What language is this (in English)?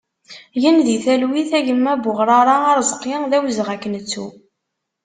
Kabyle